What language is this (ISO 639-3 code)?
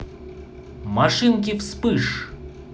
rus